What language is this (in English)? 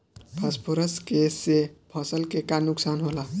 Bhojpuri